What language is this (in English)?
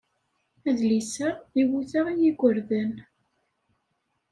Kabyle